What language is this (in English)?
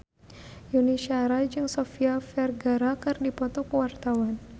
Sundanese